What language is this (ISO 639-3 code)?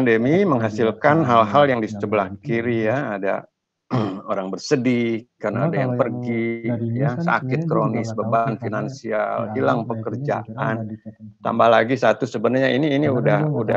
ind